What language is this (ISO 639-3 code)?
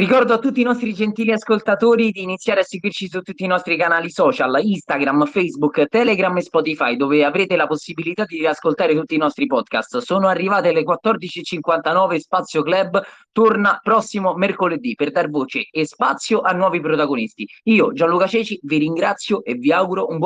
ita